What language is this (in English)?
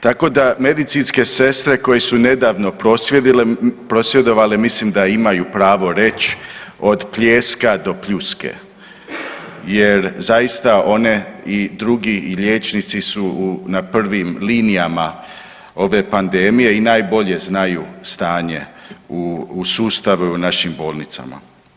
Croatian